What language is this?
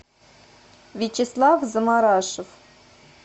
Russian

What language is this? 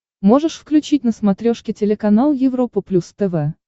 Russian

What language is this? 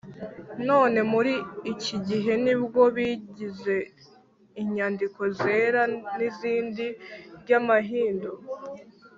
Kinyarwanda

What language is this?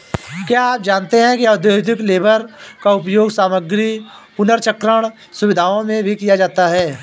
Hindi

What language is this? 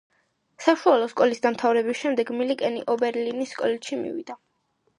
Georgian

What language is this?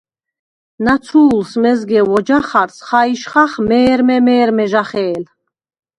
Svan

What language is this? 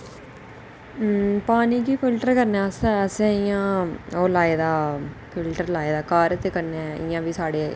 Dogri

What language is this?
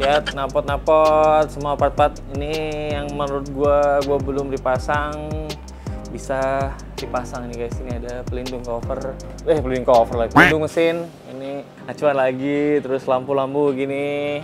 Indonesian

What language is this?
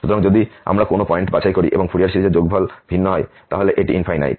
Bangla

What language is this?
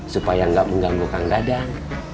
Indonesian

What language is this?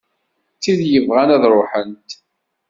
Kabyle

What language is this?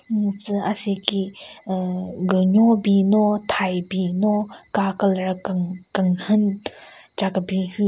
Southern Rengma Naga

